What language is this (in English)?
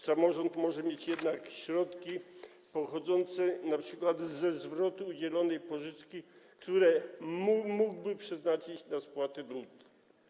Polish